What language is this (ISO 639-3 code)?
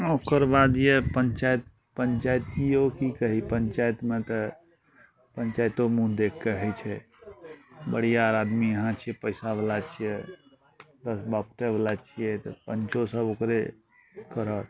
mai